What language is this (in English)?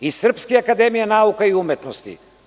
Serbian